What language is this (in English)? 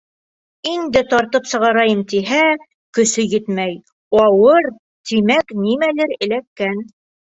Bashkir